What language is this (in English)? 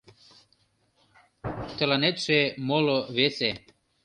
Mari